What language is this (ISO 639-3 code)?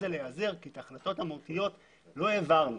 heb